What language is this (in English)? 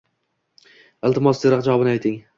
Uzbek